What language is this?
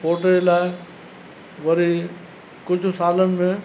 Sindhi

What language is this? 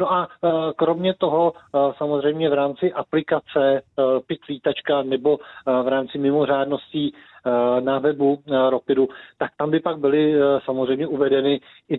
Czech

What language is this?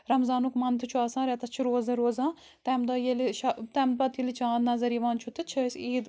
Kashmiri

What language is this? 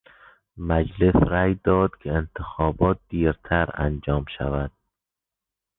Persian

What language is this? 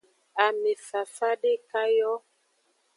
Aja (Benin)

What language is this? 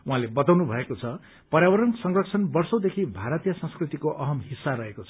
Nepali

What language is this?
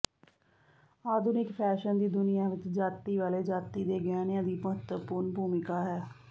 Punjabi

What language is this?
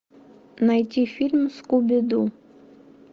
Russian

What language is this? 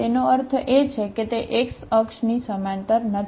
Gujarati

